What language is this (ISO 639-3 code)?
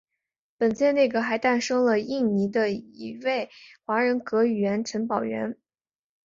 zho